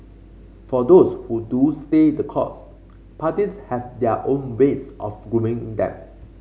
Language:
English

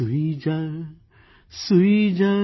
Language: Gujarati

